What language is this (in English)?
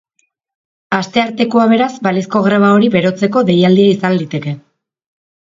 Basque